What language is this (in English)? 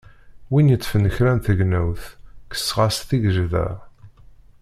Kabyle